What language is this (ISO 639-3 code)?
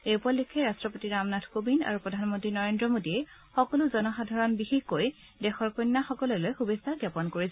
asm